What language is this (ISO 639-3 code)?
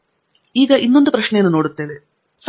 kan